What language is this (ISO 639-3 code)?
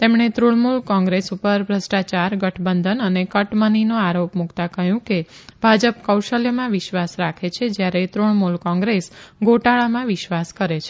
guj